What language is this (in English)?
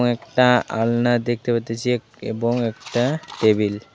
Bangla